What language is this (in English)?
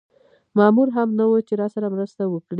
Pashto